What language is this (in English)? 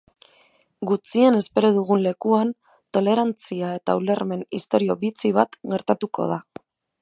Basque